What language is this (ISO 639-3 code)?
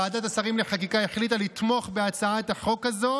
heb